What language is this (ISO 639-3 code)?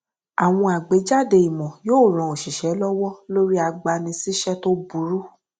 yor